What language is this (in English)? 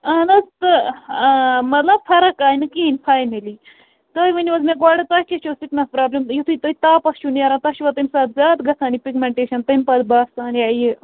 Kashmiri